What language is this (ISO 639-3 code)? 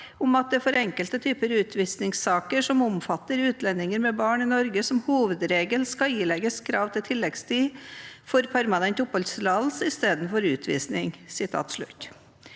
nor